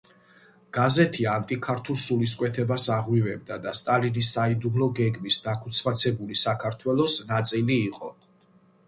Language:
Georgian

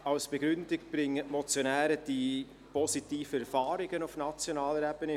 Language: Swiss German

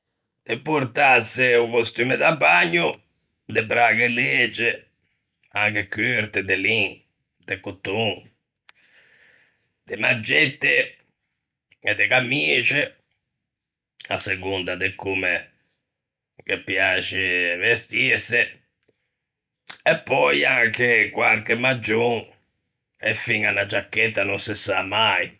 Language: Ligurian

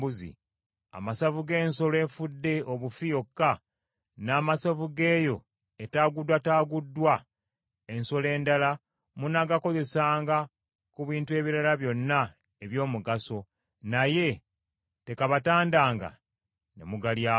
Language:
Ganda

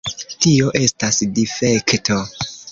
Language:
Esperanto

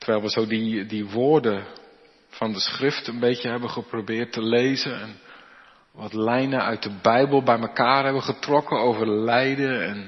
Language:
Dutch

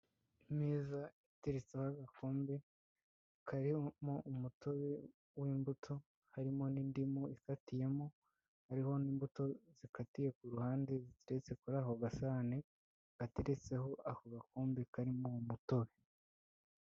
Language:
Kinyarwanda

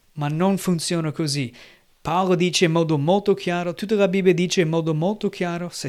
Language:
Italian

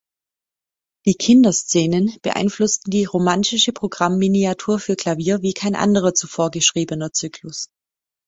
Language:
German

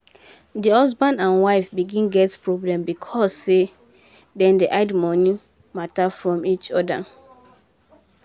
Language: Nigerian Pidgin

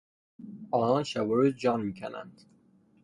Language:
Persian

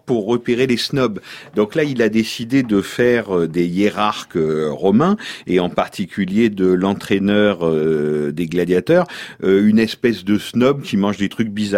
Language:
French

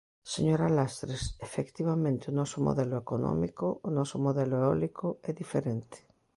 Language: Galician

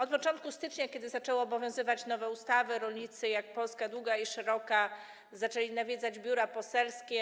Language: Polish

